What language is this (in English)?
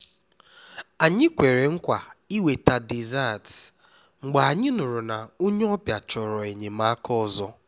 Igbo